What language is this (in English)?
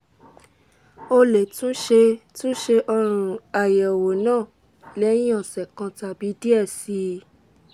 Yoruba